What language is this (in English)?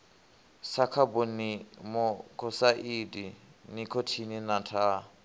Venda